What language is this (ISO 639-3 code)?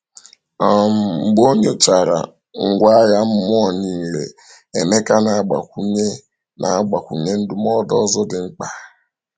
ibo